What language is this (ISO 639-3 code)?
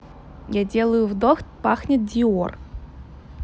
rus